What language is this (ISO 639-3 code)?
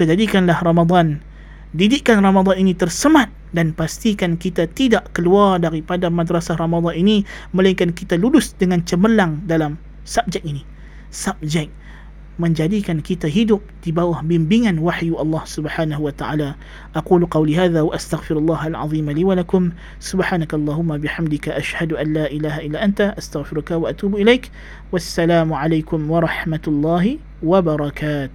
msa